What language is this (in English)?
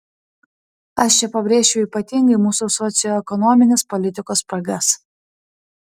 Lithuanian